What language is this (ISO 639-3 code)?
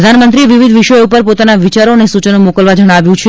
guj